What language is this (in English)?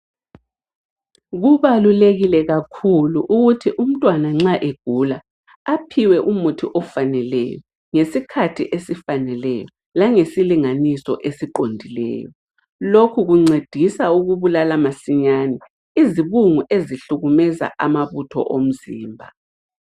North Ndebele